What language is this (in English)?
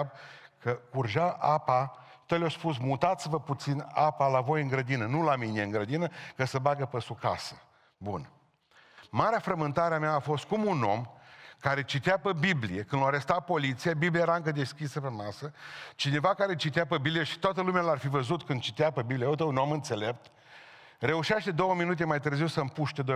Romanian